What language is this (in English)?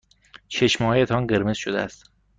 Persian